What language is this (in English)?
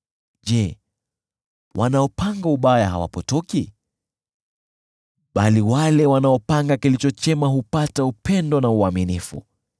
Swahili